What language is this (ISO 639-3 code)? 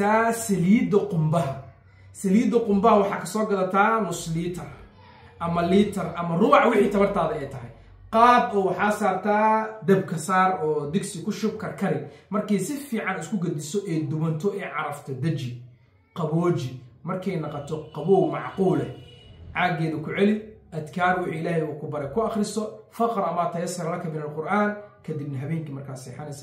ara